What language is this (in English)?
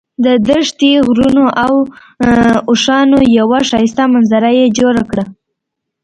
Pashto